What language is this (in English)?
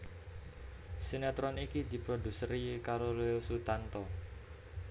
Javanese